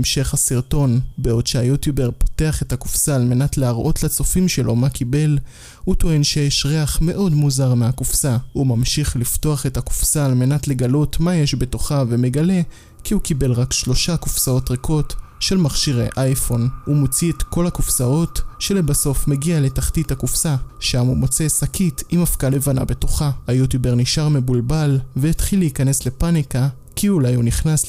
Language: Hebrew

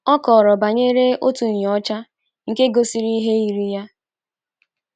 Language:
Igbo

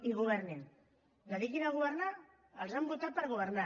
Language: Catalan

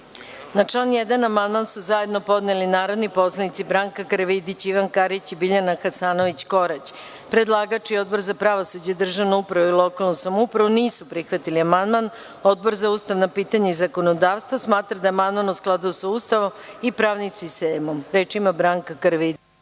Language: Serbian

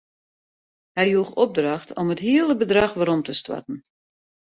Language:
Western Frisian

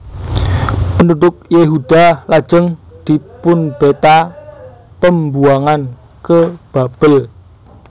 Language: Javanese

